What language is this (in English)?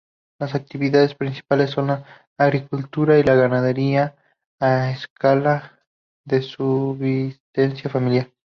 Spanish